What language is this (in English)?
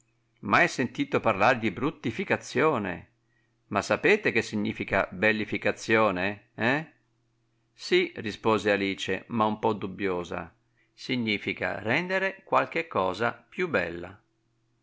Italian